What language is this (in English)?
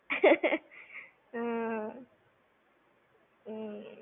Gujarati